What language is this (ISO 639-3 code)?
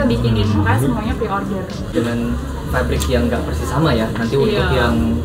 ind